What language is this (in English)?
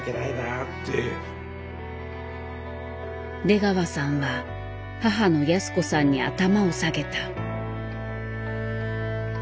Japanese